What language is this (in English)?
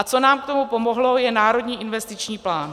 Czech